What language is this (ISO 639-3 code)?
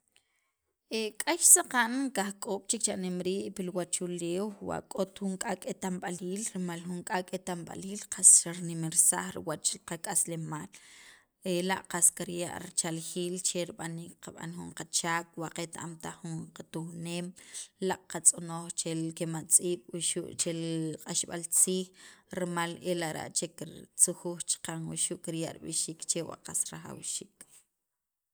quv